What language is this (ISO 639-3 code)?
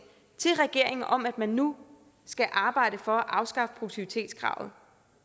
dan